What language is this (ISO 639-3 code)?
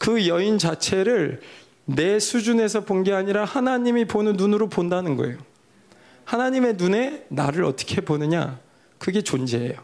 kor